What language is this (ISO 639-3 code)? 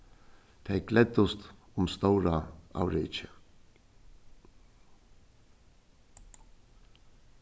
fao